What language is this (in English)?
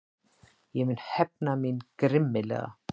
Icelandic